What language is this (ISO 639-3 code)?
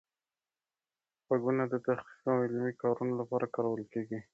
pus